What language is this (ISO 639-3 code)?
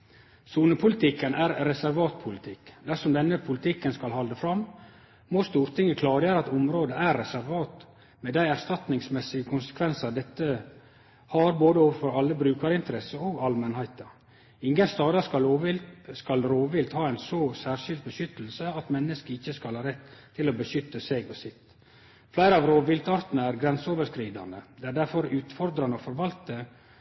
nno